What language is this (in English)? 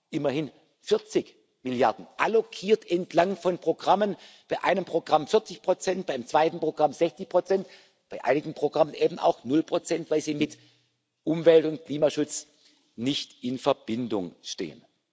German